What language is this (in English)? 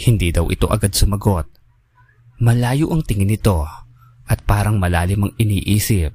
Filipino